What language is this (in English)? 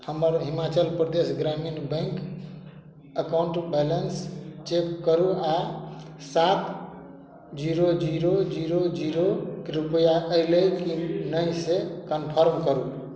Maithili